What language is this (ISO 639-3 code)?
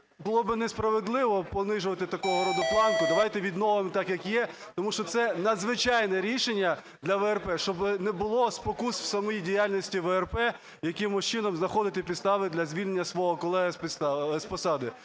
ukr